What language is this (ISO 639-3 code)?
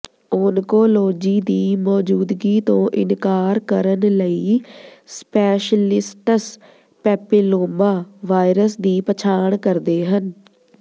pan